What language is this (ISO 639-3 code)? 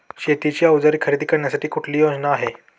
mar